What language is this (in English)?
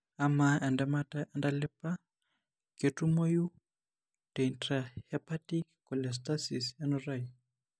Masai